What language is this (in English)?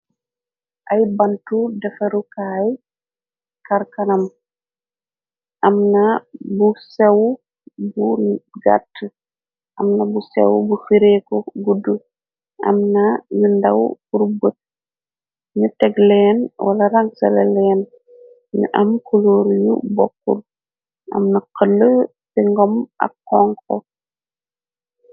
Wolof